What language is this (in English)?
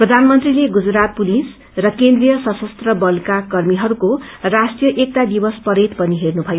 Nepali